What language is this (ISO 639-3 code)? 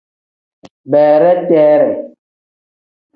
kdh